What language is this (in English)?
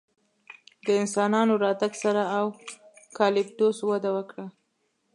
Pashto